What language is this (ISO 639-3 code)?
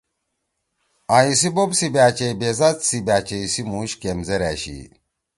trw